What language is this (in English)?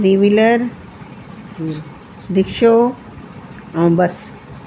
Sindhi